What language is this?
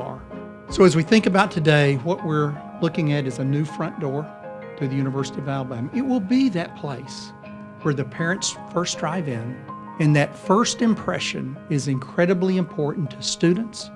English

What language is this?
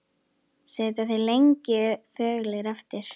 Icelandic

